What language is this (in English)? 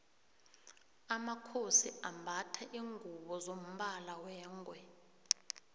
South Ndebele